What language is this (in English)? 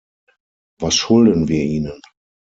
German